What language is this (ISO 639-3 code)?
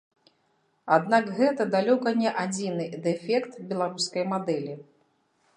bel